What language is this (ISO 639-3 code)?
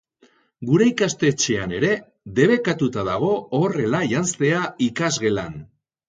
eus